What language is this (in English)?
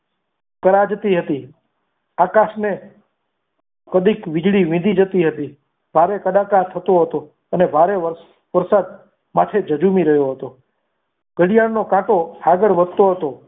Gujarati